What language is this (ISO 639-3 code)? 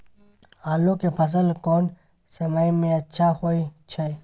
mai